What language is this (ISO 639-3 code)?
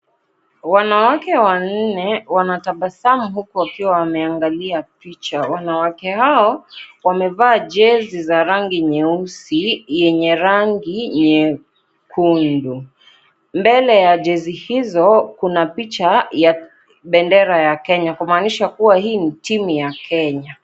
swa